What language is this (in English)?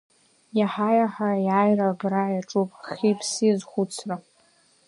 Abkhazian